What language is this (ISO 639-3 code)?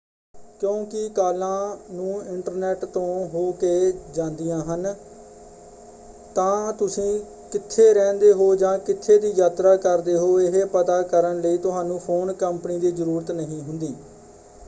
pan